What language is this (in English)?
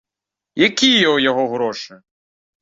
Belarusian